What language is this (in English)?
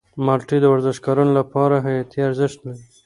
Pashto